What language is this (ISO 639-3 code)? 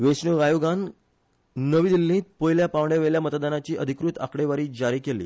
kok